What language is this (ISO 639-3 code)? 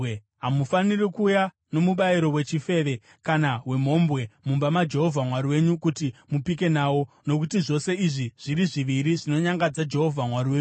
sna